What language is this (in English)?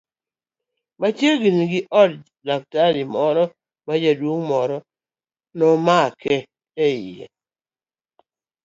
Luo (Kenya and Tanzania)